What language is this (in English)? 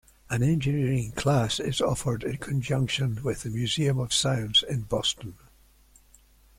English